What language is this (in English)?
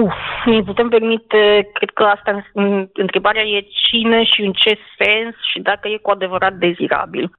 Romanian